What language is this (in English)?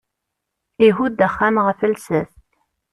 Kabyle